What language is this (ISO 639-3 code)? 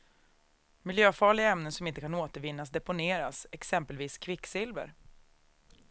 swe